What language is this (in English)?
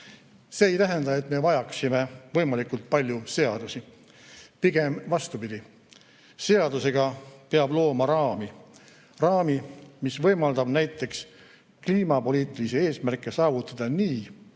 Estonian